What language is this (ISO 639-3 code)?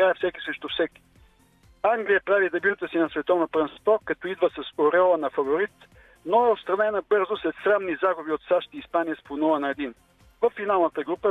bul